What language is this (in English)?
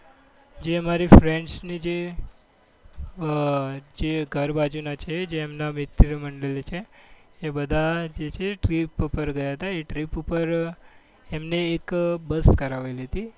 Gujarati